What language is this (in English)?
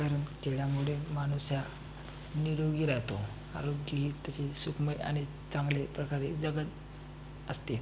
Marathi